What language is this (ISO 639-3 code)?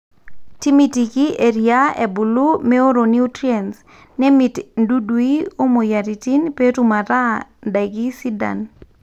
mas